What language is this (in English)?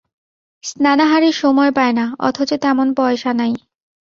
Bangla